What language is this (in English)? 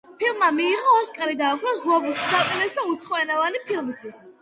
Georgian